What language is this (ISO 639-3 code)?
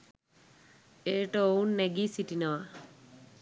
sin